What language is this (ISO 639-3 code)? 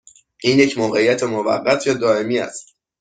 fas